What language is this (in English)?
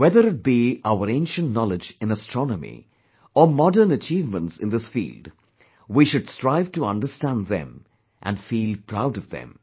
English